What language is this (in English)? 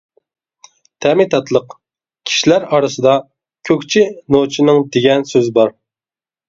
Uyghur